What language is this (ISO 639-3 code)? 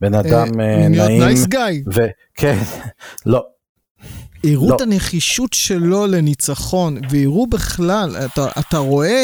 heb